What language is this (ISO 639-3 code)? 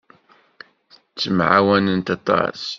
kab